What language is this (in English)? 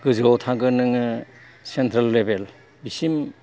Bodo